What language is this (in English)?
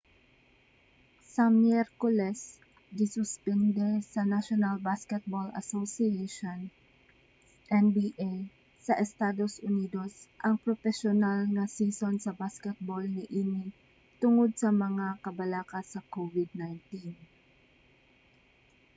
Cebuano